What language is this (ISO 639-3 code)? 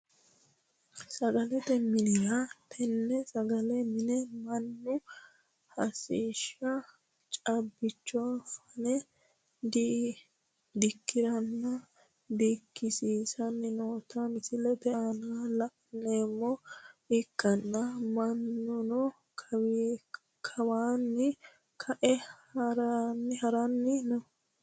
sid